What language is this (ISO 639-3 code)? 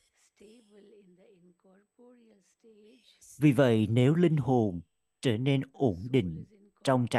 vie